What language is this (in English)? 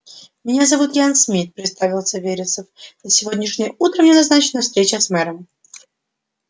Russian